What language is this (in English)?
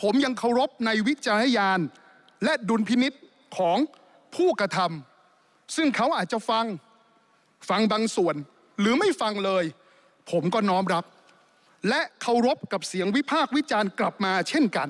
Thai